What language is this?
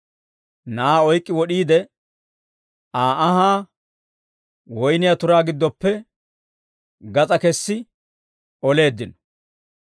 Dawro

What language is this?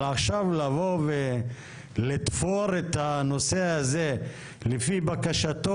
Hebrew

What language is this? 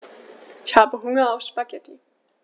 German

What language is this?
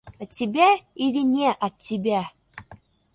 Russian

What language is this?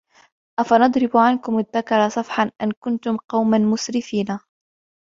Arabic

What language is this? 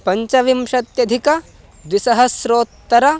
Sanskrit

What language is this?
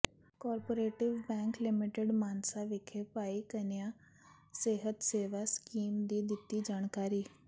Punjabi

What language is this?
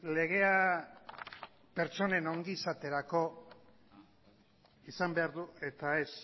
Basque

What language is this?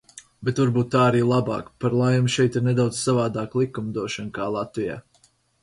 Latvian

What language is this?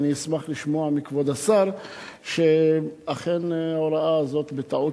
Hebrew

